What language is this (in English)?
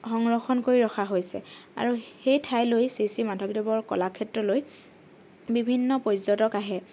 Assamese